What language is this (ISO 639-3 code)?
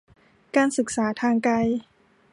tha